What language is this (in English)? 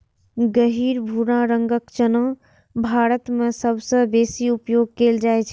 Maithili